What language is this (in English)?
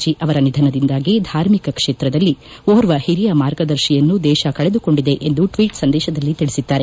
Kannada